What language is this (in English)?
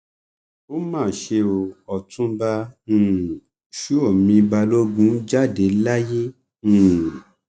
Yoruba